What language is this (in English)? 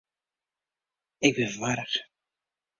Western Frisian